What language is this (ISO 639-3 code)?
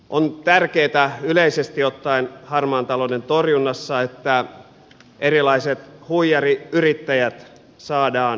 fin